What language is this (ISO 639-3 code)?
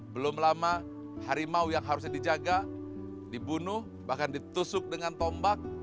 ind